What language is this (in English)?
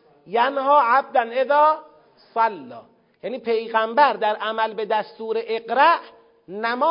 Persian